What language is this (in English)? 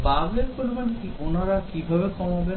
Bangla